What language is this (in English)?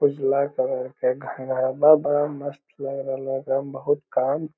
Magahi